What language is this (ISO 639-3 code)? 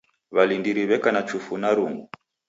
dav